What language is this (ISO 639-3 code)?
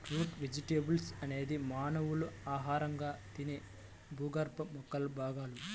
tel